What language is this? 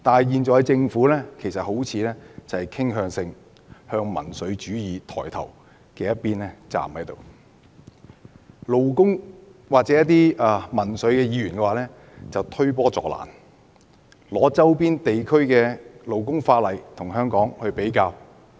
Cantonese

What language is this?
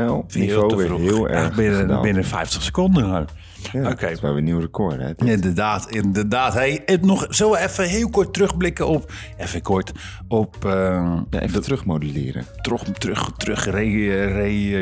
Dutch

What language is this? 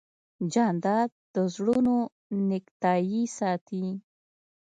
Pashto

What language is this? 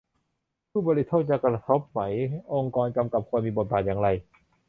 Thai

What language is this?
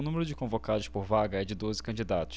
Portuguese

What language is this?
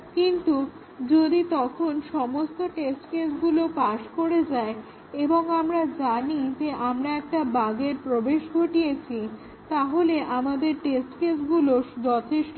Bangla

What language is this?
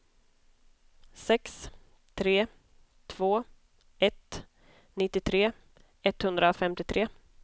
Swedish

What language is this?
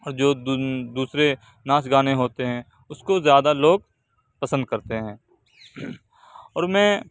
Urdu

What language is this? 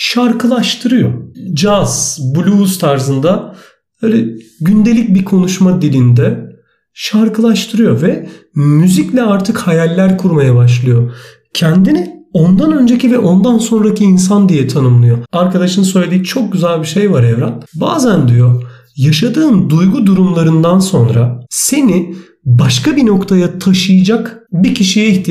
Turkish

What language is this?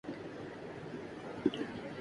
Urdu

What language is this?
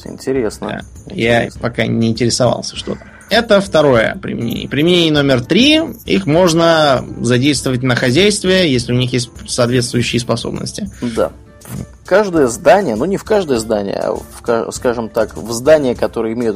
Russian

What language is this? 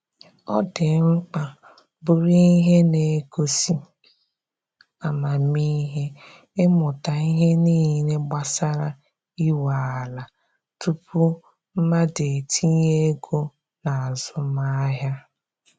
Igbo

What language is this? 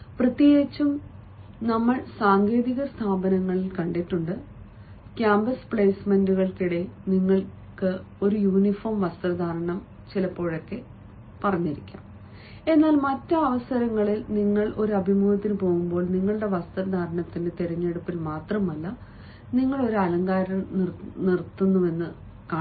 Malayalam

